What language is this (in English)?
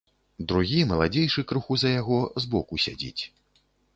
Belarusian